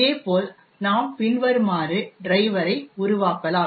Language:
Tamil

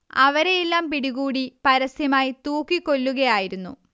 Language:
Malayalam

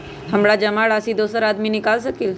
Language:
Magahi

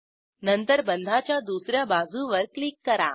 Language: Marathi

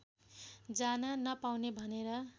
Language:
Nepali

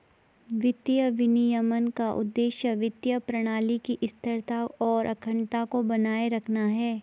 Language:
Hindi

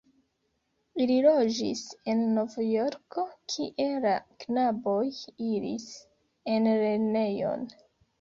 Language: Esperanto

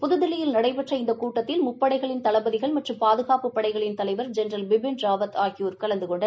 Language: Tamil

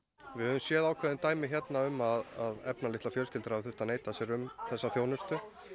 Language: Icelandic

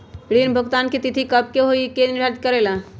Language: Magahi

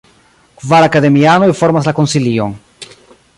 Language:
Esperanto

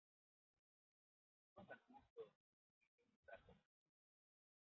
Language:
Spanish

